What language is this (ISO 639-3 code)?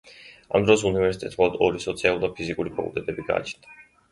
kat